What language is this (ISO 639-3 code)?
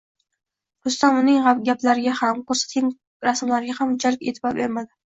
uzb